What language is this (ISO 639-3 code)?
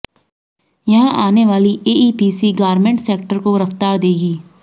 hin